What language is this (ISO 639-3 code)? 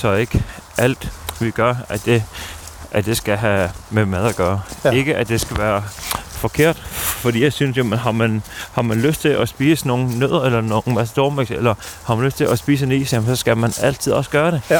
dan